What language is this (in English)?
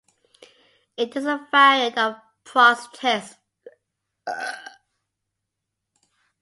English